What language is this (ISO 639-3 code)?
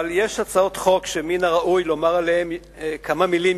heb